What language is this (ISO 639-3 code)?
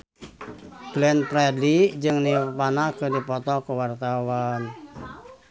sun